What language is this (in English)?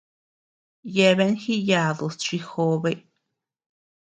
Tepeuxila Cuicatec